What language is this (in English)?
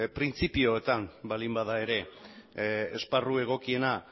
Basque